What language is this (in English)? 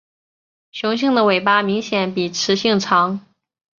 Chinese